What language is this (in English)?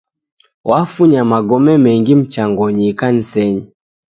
Taita